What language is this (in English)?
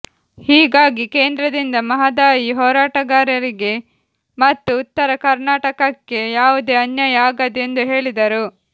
Kannada